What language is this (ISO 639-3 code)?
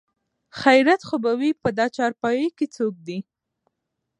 pus